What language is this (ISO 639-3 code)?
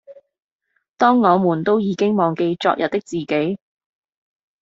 yue